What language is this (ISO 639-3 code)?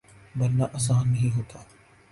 urd